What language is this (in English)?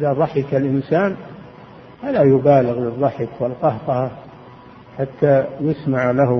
Arabic